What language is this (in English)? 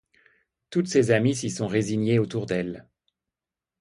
French